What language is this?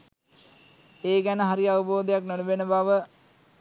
Sinhala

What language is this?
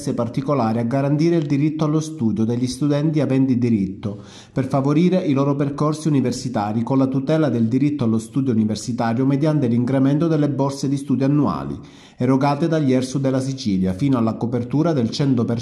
Italian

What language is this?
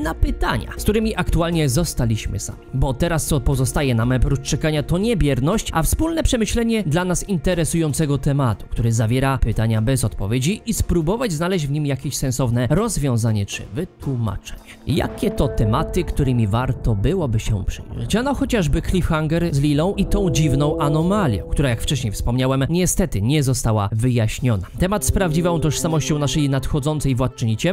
Polish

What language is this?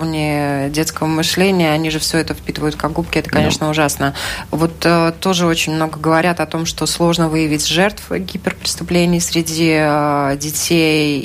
Russian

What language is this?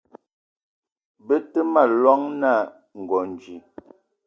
Eton (Cameroon)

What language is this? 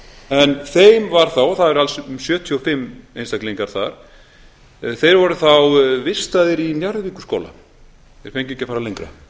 Icelandic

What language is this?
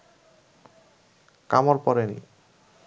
Bangla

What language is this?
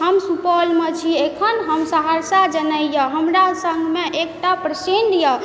Maithili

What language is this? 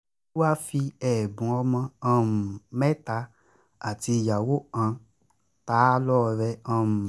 Yoruba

